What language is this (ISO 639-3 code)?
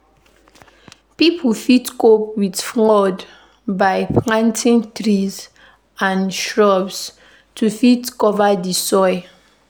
pcm